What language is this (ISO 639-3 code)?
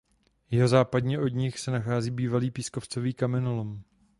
ces